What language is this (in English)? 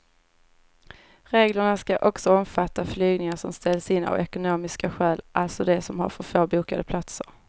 Swedish